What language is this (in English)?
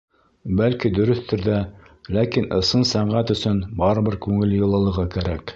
Bashkir